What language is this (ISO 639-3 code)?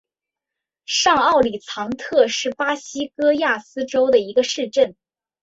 zho